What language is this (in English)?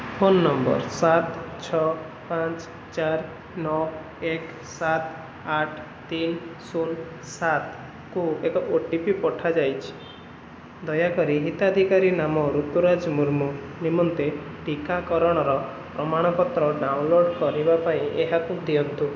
Odia